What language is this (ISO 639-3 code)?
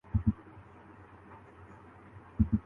urd